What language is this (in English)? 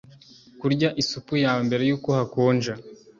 Kinyarwanda